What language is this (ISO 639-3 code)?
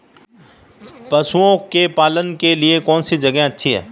hin